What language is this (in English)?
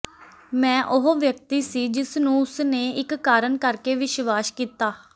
Punjabi